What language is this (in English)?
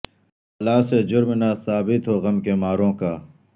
Urdu